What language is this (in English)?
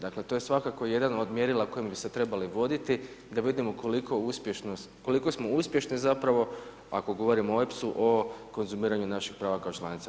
Croatian